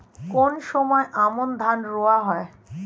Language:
Bangla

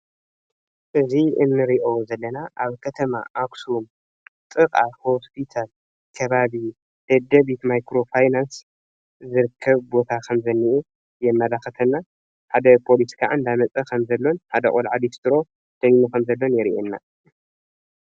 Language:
Tigrinya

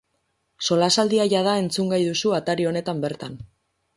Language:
Basque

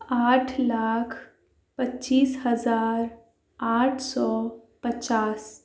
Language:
Urdu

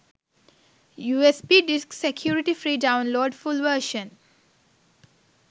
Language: Sinhala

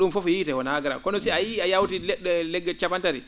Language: Fula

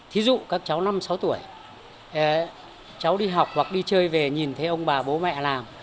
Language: Vietnamese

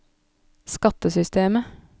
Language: Norwegian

